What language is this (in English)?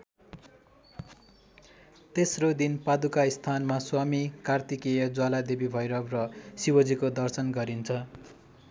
Nepali